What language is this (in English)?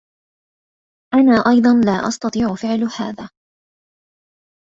Arabic